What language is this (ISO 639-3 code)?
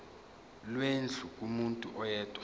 zul